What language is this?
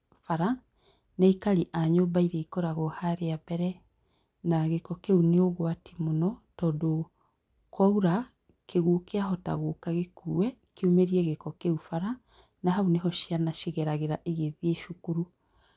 Kikuyu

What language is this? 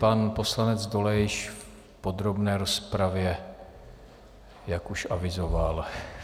Czech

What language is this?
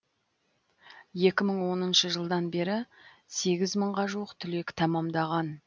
Kazakh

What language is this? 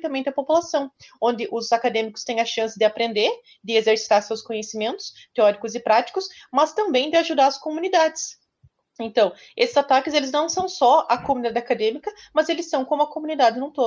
Portuguese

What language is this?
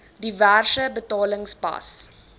Afrikaans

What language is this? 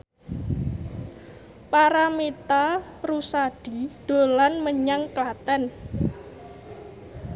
Javanese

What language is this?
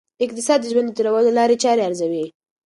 Pashto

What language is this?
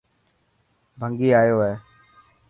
Dhatki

